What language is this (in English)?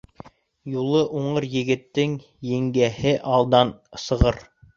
Bashkir